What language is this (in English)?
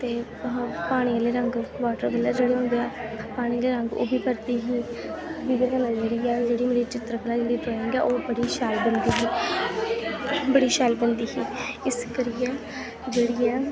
Dogri